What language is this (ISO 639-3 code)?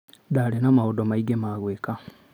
kik